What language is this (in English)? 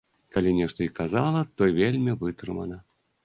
Belarusian